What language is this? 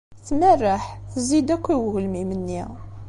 Kabyle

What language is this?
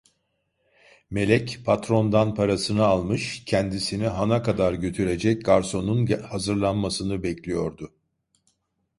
Turkish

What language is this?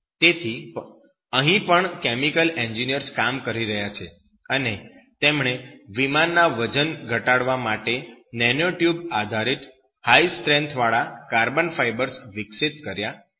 Gujarati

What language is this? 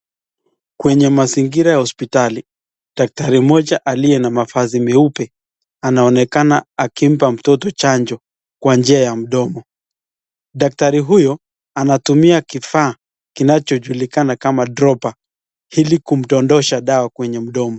Swahili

